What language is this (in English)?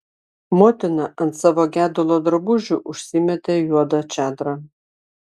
Lithuanian